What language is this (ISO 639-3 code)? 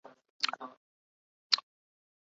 urd